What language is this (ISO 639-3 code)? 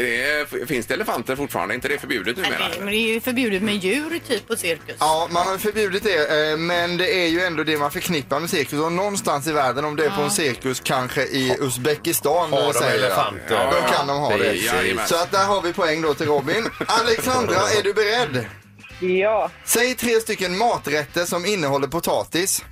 swe